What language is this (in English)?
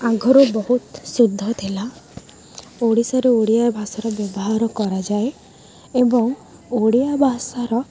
Odia